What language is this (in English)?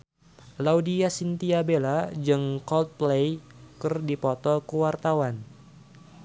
Sundanese